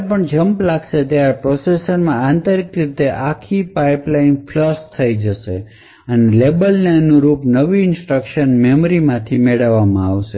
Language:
Gujarati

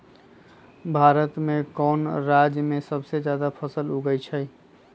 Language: Magahi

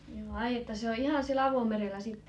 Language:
Finnish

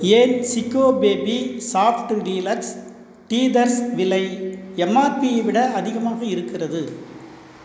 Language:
Tamil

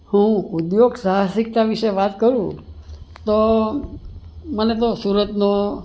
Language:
Gujarati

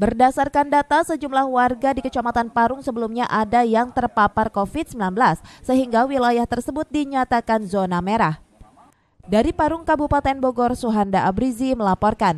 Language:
Indonesian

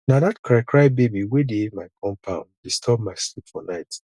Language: Nigerian Pidgin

